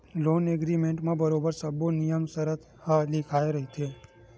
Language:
Chhattisgarhi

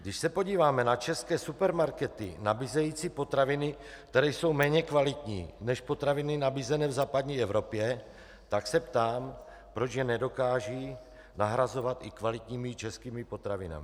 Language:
Czech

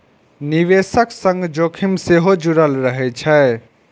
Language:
Maithili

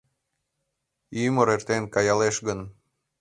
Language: Mari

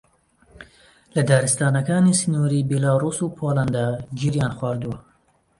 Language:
Central Kurdish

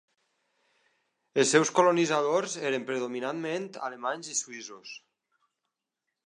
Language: Catalan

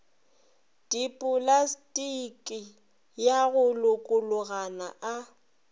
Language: Northern Sotho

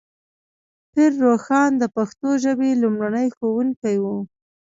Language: Pashto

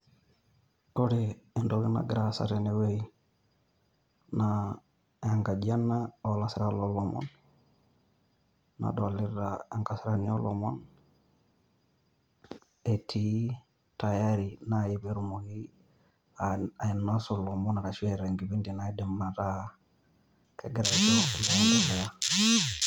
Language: Masai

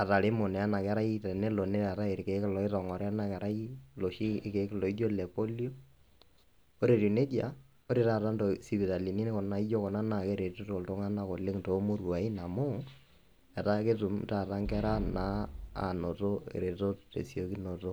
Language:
Masai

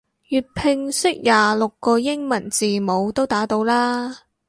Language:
Cantonese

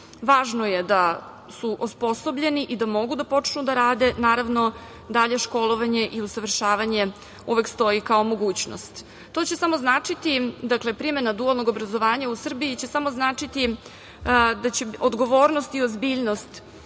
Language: Serbian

